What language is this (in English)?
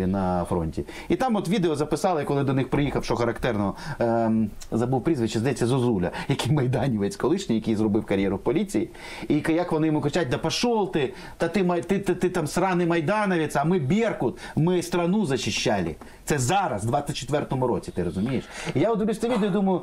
Ukrainian